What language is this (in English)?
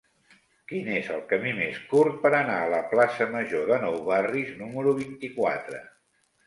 Catalan